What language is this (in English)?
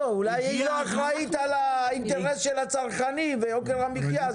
Hebrew